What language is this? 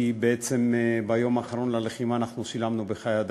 Hebrew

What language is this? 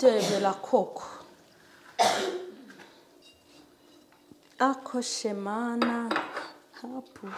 Turkish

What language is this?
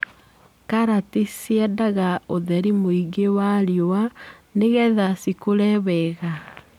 Kikuyu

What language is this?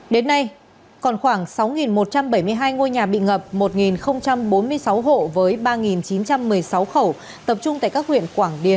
Vietnamese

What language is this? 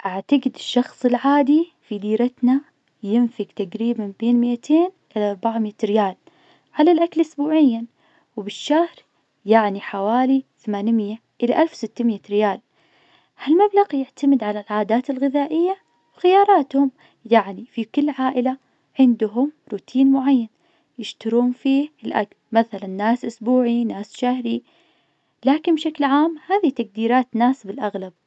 Najdi Arabic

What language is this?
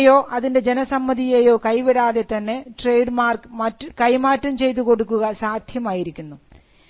Malayalam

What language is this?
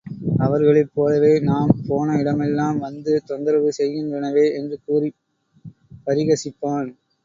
Tamil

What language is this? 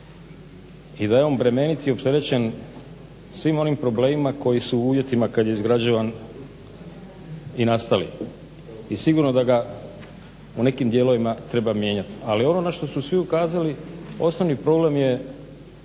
Croatian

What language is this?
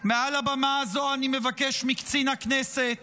Hebrew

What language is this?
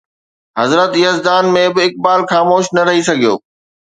Sindhi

